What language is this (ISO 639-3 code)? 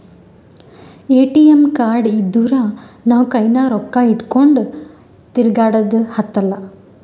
kan